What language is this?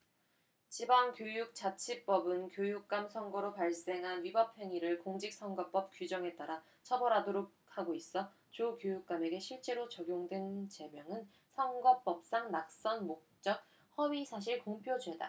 Korean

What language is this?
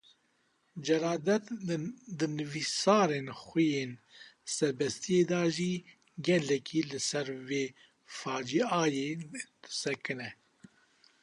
Kurdish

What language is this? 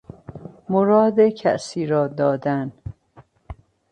Persian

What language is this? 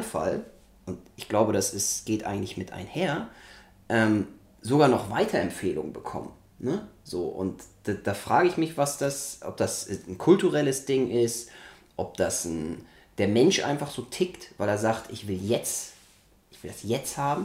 German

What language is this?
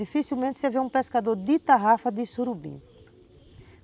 Portuguese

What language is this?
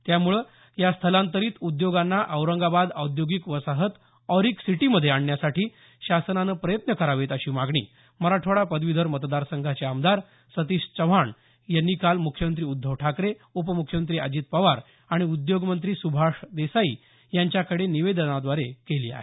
Marathi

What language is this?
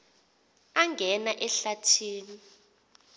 Xhosa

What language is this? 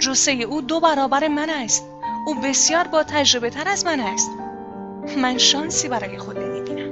Persian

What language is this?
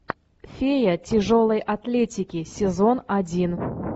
Russian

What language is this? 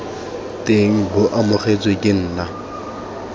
Tswana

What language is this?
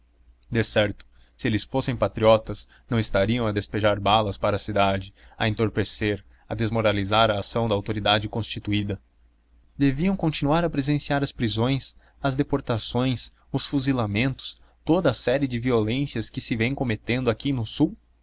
Portuguese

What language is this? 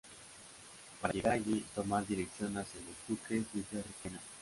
Spanish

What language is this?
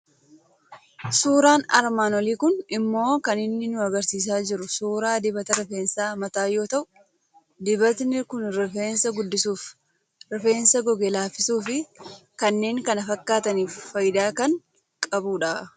Oromo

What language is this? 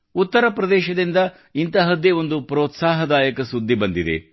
Kannada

